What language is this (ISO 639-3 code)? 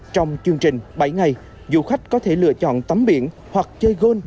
vie